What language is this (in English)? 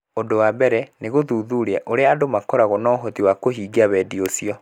Kikuyu